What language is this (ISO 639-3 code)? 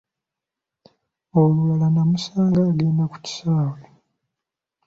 lug